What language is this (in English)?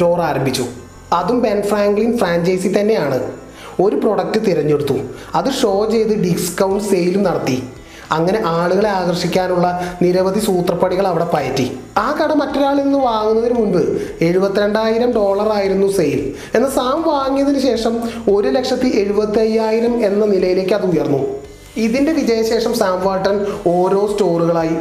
Malayalam